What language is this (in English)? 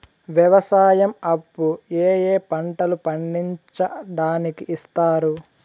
Telugu